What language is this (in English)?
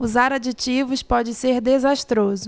Portuguese